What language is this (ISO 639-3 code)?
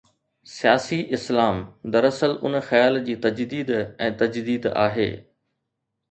snd